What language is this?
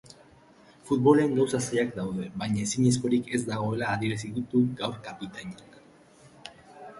Basque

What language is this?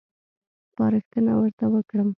Pashto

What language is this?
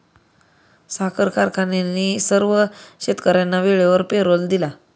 Marathi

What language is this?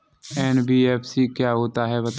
Hindi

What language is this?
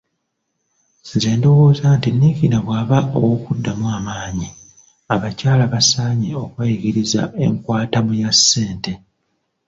Ganda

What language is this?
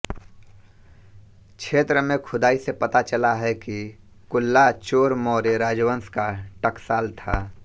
Hindi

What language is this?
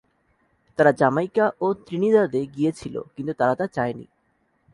Bangla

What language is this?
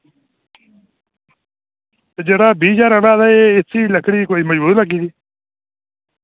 Dogri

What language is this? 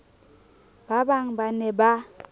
Southern Sotho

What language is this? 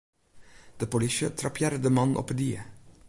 Western Frisian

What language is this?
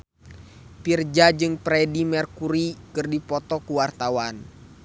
Sundanese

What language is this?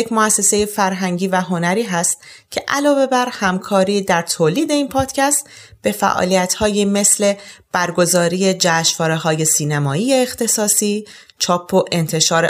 Persian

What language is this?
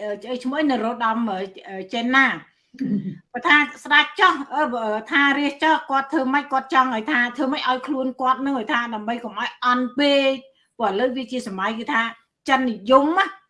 Vietnamese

